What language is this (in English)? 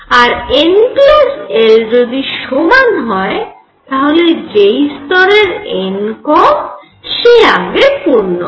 Bangla